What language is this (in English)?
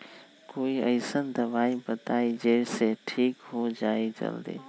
Magahi